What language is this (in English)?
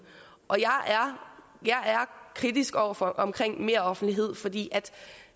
Danish